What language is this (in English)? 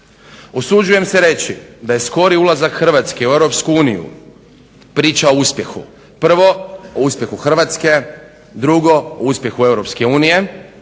Croatian